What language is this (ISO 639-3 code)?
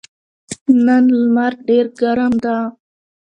pus